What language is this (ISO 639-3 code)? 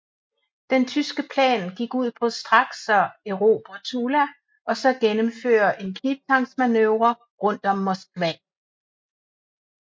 dan